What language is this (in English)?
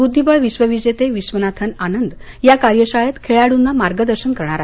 Marathi